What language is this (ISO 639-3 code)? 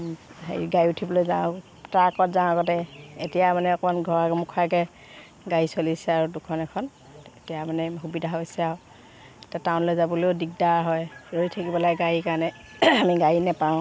asm